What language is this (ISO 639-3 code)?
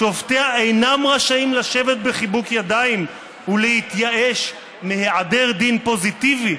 heb